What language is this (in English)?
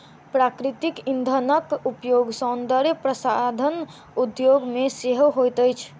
Maithili